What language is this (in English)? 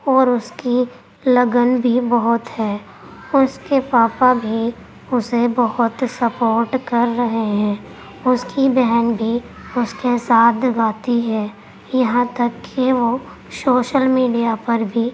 Urdu